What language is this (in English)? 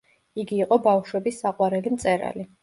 Georgian